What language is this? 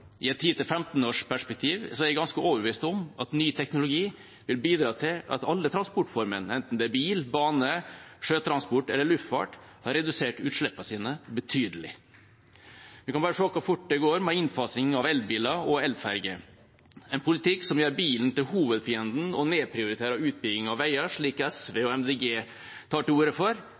Norwegian Bokmål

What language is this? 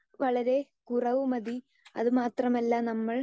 Malayalam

